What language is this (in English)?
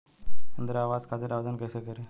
Bhojpuri